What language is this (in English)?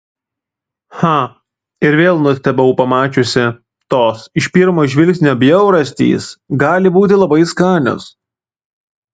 Lithuanian